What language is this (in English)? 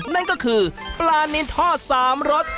Thai